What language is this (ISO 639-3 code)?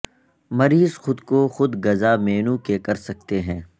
urd